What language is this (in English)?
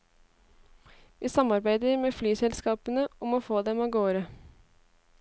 Norwegian